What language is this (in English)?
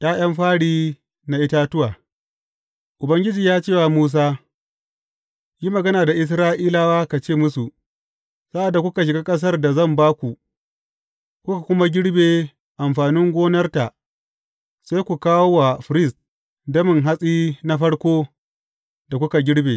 Hausa